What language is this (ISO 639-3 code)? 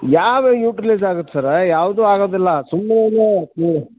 kan